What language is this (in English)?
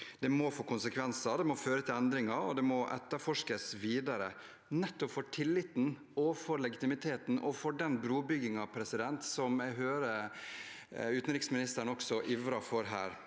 Norwegian